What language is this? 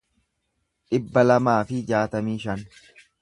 Oromo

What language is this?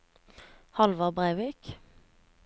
Norwegian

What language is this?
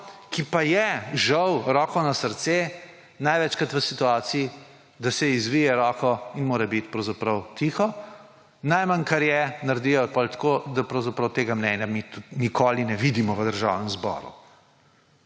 Slovenian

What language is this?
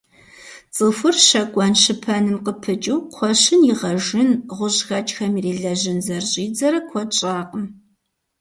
Kabardian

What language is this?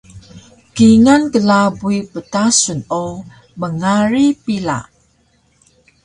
Taroko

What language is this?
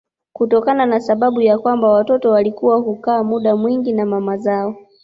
Swahili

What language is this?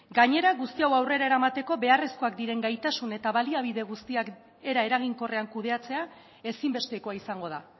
Basque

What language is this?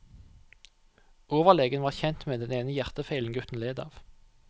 Norwegian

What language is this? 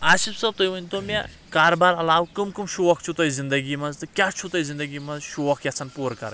Kashmiri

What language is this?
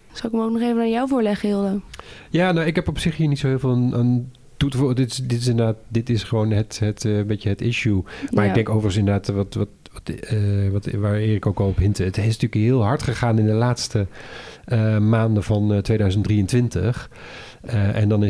Dutch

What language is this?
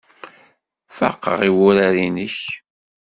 Kabyle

